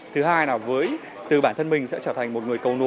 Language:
Vietnamese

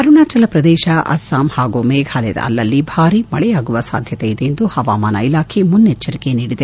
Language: Kannada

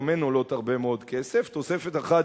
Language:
Hebrew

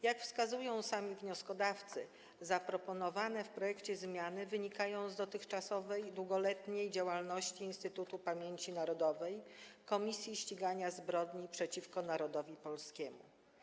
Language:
Polish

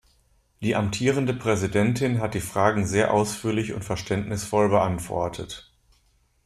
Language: German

